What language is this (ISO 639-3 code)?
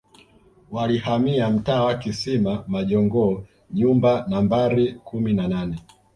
swa